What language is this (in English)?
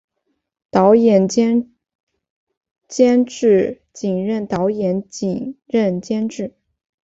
Chinese